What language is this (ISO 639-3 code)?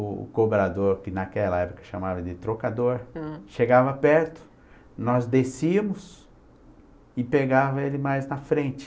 por